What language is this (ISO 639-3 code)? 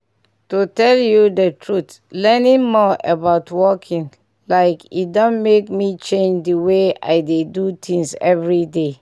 pcm